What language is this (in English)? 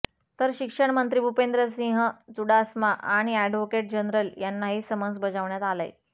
Marathi